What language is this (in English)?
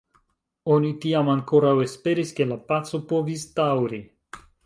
Esperanto